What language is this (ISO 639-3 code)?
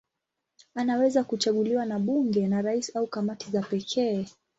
swa